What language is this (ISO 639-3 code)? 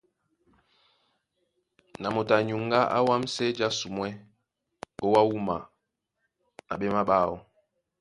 dua